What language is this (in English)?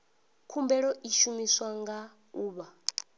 Venda